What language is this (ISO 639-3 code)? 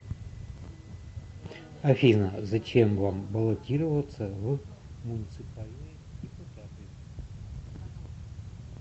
rus